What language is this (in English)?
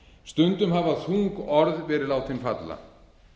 Icelandic